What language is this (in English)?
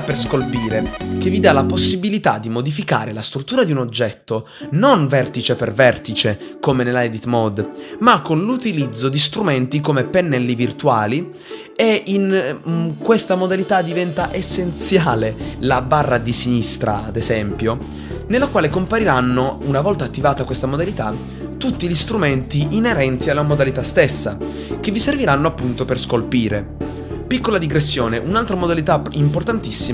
Italian